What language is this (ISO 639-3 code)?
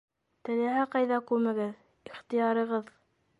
bak